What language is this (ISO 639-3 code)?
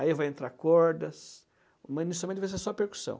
por